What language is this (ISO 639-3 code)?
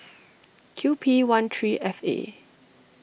eng